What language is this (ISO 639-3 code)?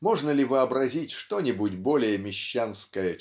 rus